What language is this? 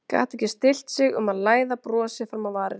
Icelandic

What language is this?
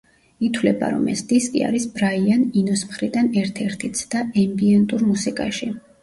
Georgian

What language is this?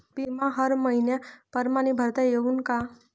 Marathi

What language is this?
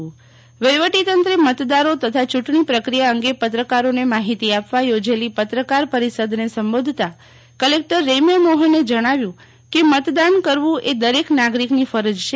Gujarati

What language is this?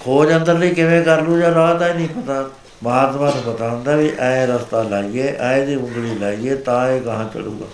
Punjabi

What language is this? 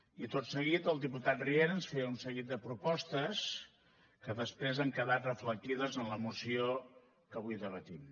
Catalan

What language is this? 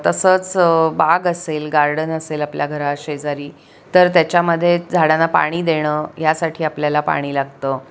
Marathi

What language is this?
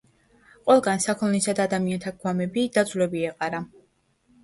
Georgian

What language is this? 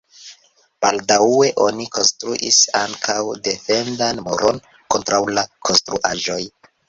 Esperanto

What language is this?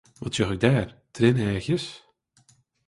Western Frisian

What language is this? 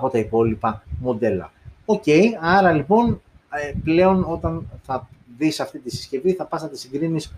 Greek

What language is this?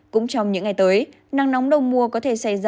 Vietnamese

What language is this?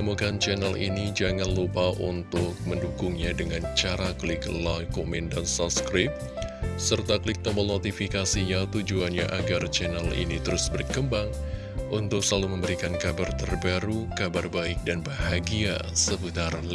Indonesian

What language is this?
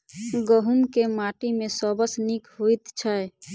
Maithili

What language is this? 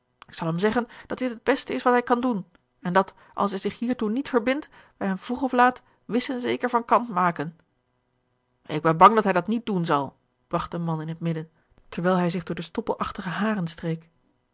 Dutch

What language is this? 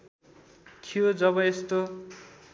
Nepali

